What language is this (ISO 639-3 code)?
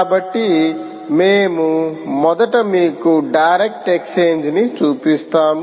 tel